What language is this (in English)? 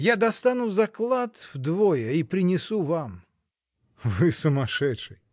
Russian